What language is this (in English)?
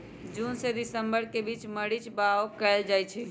Magahi